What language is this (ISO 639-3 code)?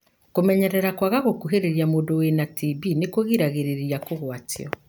kik